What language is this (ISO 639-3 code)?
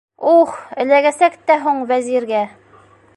bak